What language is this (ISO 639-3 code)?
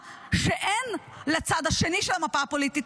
heb